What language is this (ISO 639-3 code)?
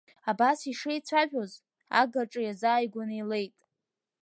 abk